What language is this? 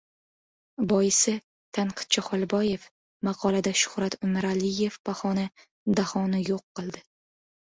Uzbek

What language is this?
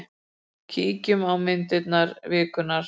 Icelandic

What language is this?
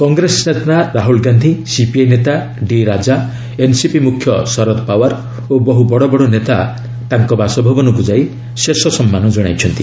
Odia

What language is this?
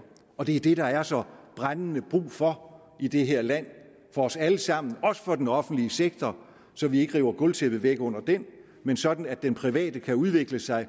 Danish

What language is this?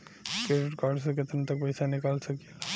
Bhojpuri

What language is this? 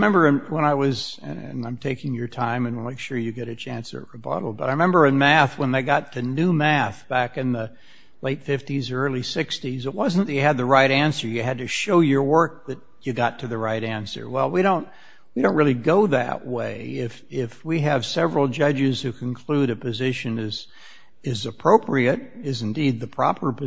English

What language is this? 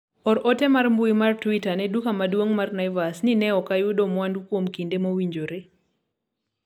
Luo (Kenya and Tanzania)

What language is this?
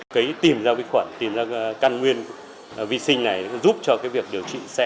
Vietnamese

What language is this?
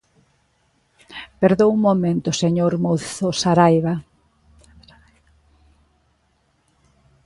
Galician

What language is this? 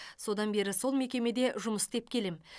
Kazakh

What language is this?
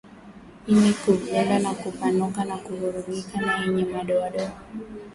Swahili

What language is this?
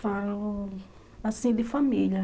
Portuguese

